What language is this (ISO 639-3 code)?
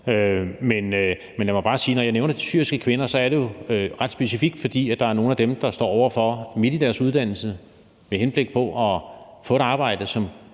dan